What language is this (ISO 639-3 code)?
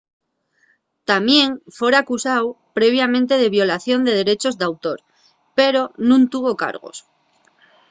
ast